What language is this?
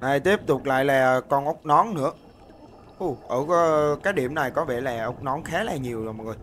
Vietnamese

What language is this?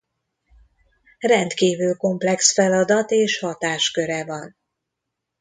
Hungarian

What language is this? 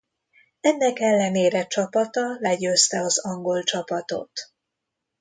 Hungarian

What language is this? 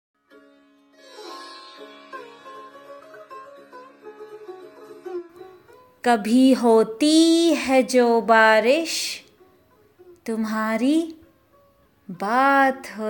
Hindi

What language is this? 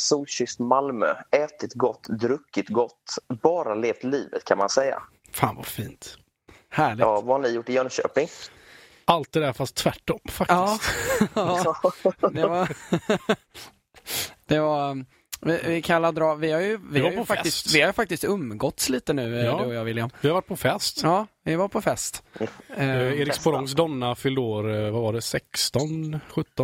Swedish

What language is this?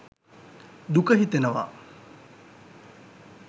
Sinhala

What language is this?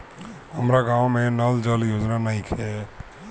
Bhojpuri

